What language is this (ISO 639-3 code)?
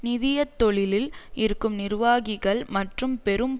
tam